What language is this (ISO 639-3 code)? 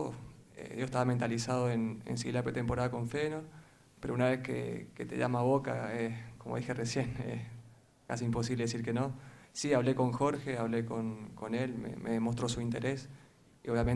spa